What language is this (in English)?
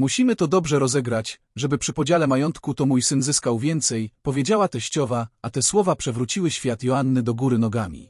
Polish